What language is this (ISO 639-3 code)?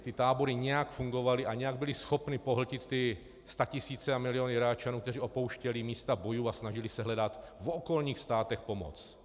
ces